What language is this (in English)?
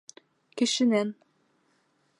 Bashkir